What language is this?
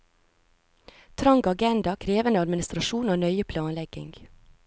Norwegian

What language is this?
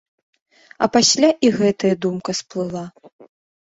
Belarusian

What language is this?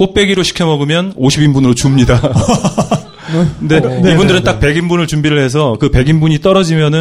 Korean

